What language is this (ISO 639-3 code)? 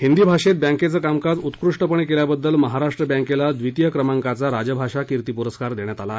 mar